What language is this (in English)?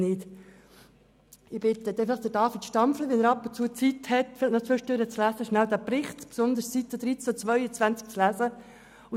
Swiss German